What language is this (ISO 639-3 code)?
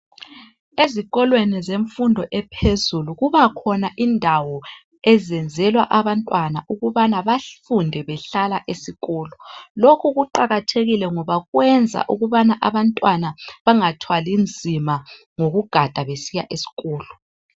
nde